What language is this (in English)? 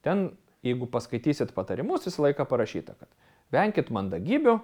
Lithuanian